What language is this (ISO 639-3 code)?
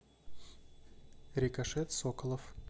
rus